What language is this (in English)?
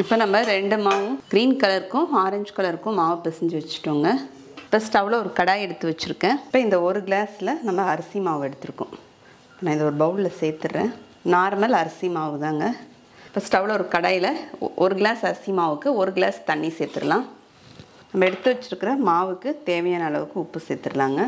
Arabic